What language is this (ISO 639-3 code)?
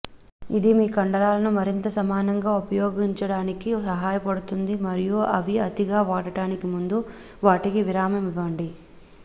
tel